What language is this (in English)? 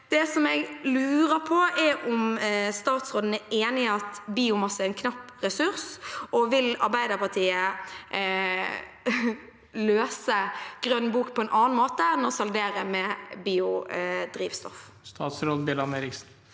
Norwegian